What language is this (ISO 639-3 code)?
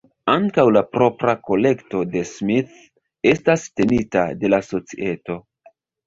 epo